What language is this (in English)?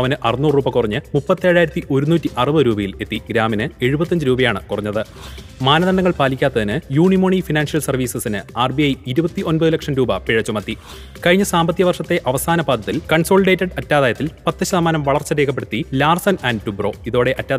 Malayalam